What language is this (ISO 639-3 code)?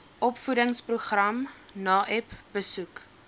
afr